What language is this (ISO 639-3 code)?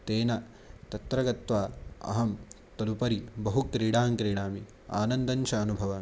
san